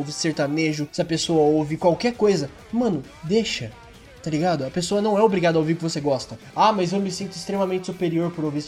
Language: Portuguese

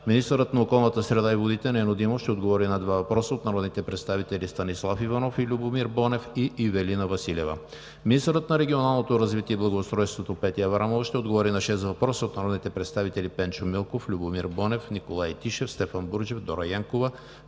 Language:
Bulgarian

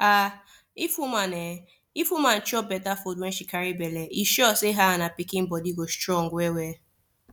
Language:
Nigerian Pidgin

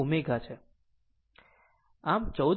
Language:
Gujarati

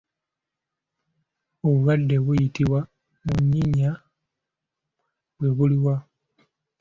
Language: Ganda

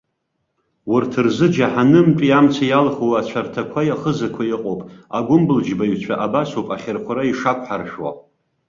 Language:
Abkhazian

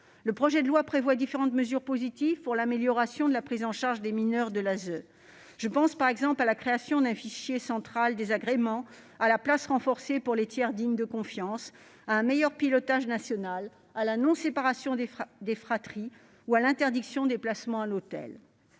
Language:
French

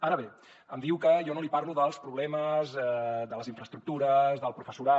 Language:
Catalan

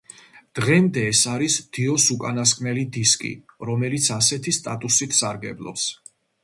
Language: Georgian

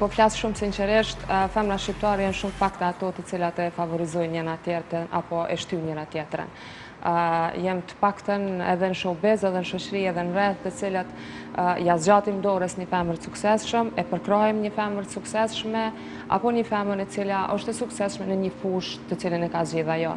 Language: Romanian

